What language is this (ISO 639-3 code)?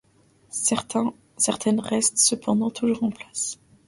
fra